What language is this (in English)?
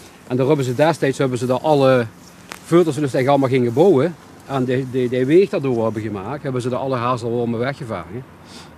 Dutch